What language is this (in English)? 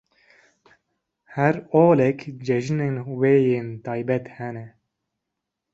Kurdish